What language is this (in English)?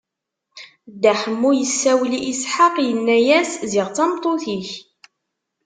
Kabyle